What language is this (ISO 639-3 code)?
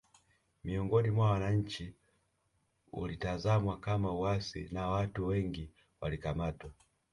swa